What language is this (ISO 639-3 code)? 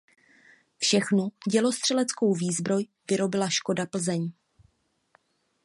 ces